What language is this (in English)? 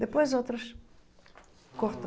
Portuguese